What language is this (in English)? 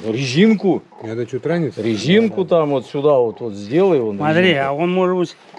Russian